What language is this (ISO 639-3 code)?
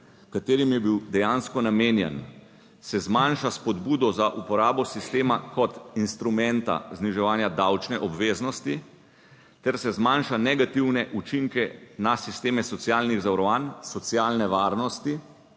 slv